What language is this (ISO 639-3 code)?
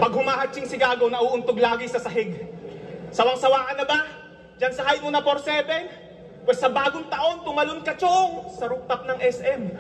fil